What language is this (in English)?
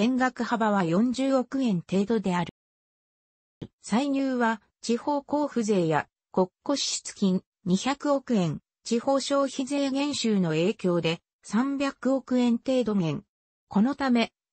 Japanese